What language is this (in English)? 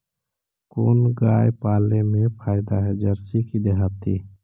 Magahi